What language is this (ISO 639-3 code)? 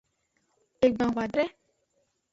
ajg